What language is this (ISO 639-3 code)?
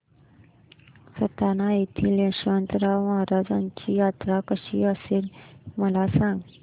mar